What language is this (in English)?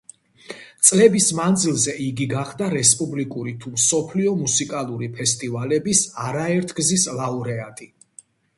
Georgian